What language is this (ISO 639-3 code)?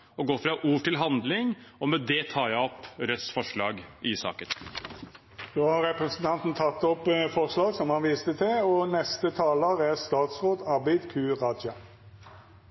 nor